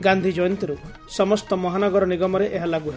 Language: Odia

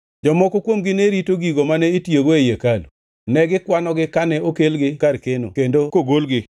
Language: Luo (Kenya and Tanzania)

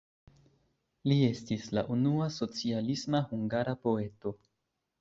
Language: Esperanto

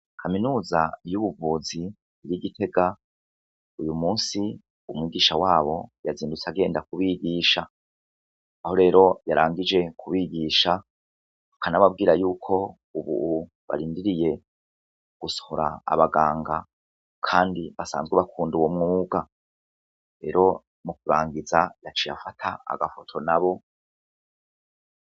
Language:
Rundi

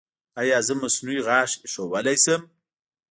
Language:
Pashto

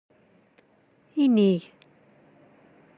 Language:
Kabyle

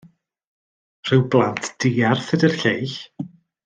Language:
Welsh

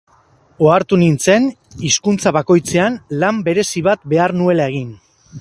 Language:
Basque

